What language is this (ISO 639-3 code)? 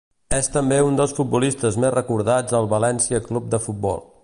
cat